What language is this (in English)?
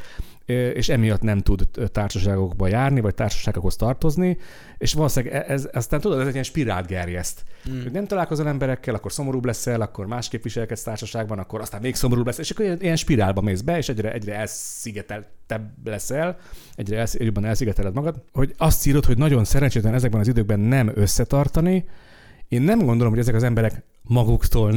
Hungarian